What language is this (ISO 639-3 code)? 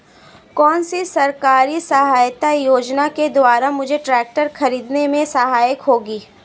hin